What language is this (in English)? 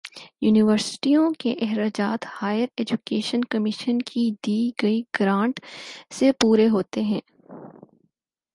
Urdu